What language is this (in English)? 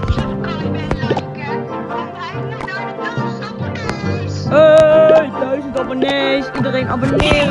Dutch